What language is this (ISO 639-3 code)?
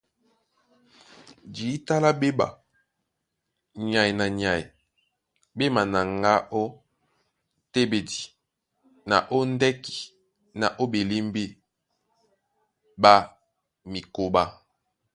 dua